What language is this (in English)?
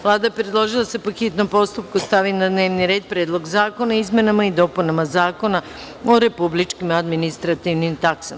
Serbian